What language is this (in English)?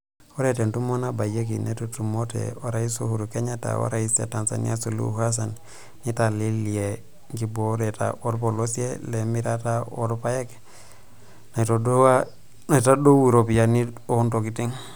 Masai